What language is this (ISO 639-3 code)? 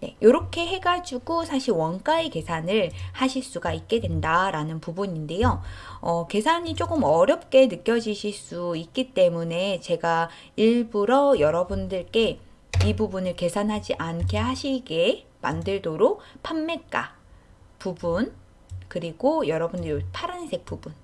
kor